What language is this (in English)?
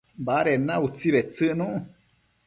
Matsés